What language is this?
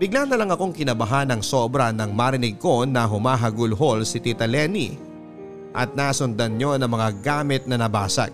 Filipino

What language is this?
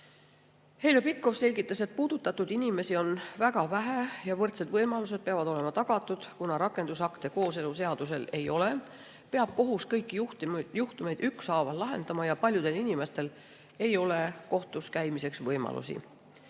Estonian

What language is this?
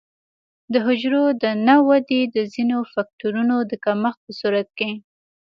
Pashto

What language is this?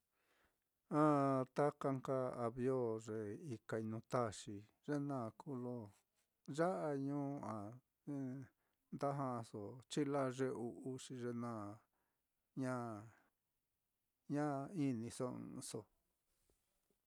Mitlatongo Mixtec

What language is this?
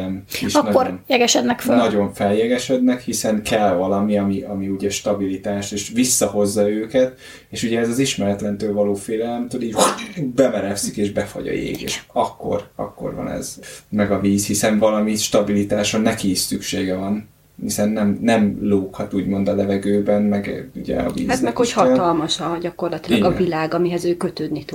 Hungarian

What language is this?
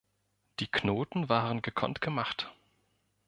German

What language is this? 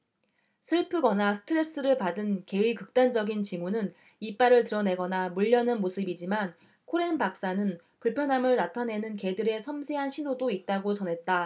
Korean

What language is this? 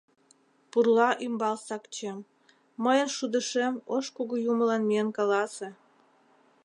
Mari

